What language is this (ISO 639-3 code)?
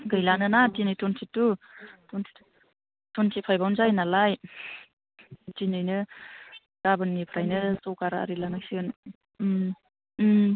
brx